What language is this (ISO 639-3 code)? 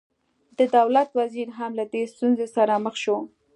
pus